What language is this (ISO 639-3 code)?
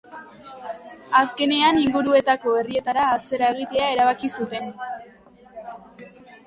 eus